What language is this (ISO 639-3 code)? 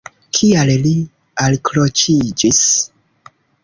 epo